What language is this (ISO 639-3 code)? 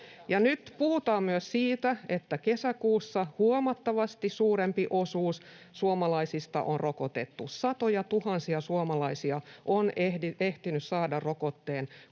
fin